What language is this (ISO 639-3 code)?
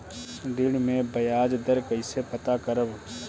bho